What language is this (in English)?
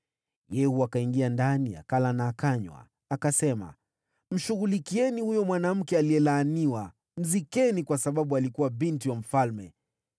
Swahili